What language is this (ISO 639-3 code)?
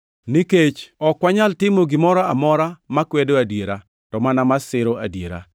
luo